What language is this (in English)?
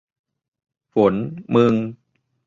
Thai